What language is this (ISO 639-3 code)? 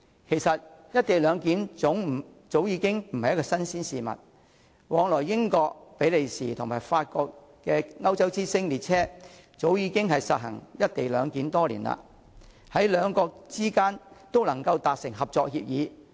yue